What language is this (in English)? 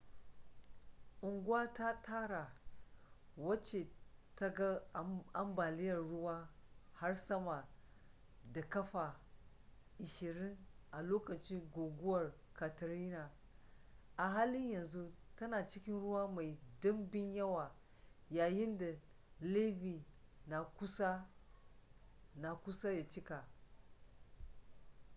Hausa